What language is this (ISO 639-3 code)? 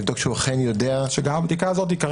heb